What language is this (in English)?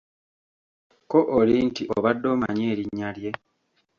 Ganda